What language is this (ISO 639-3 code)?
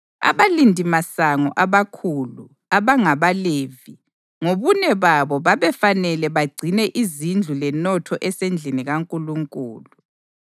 nde